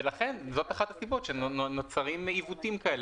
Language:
Hebrew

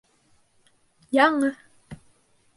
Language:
Bashkir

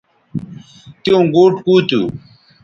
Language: Bateri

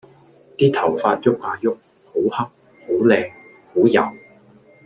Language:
Cantonese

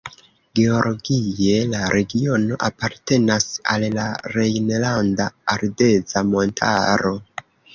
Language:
Esperanto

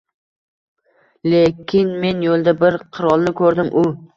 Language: Uzbek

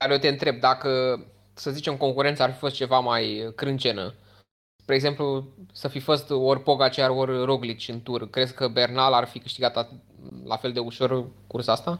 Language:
Romanian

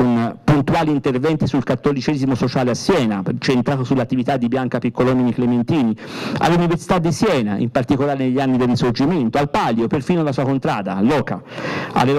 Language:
Italian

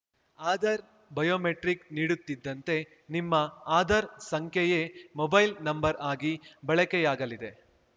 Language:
Kannada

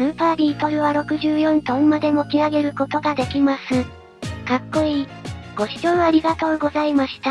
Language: Japanese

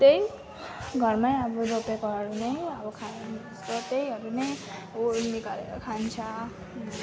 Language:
Nepali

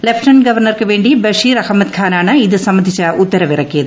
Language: Malayalam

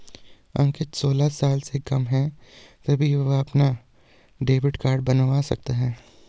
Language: Hindi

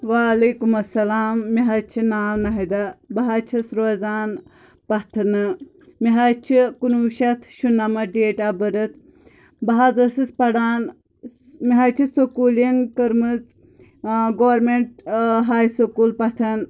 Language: Kashmiri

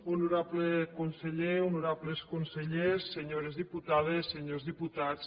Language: Catalan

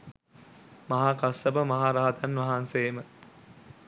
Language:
Sinhala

